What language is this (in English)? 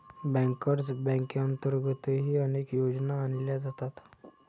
Marathi